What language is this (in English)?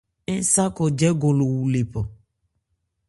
Ebrié